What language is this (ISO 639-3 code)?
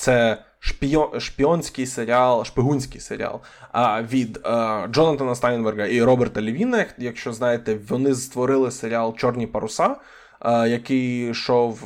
ukr